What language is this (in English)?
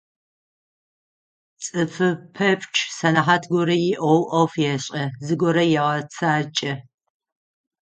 Adyghe